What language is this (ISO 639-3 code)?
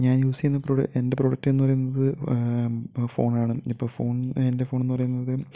mal